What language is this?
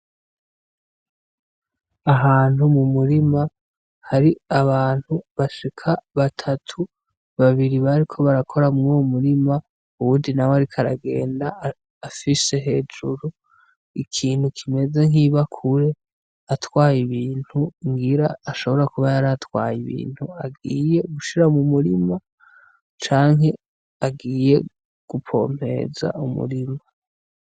Rundi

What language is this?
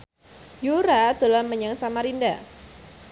Javanese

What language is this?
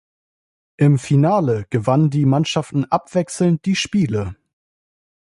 German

